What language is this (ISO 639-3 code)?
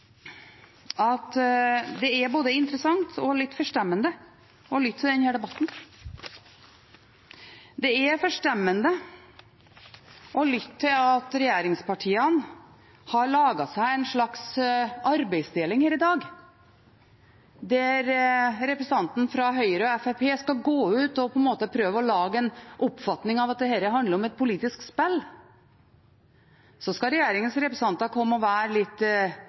nob